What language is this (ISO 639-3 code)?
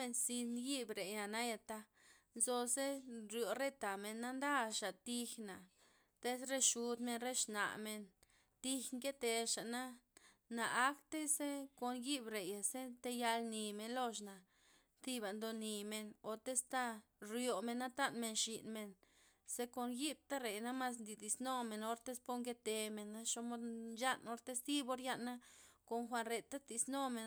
ztp